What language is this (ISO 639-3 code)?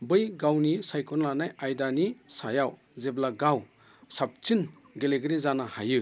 brx